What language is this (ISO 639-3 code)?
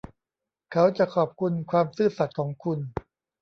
tha